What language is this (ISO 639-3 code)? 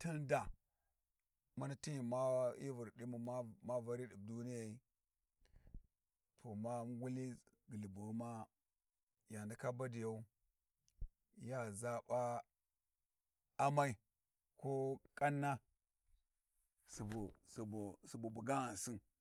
wji